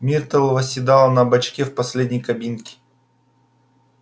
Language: Russian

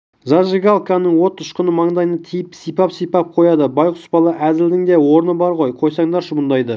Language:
Kazakh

